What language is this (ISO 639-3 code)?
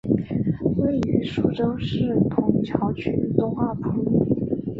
zho